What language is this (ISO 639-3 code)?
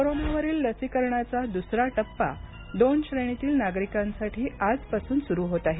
mar